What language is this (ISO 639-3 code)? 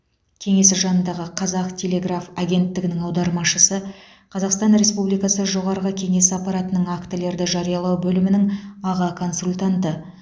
kaz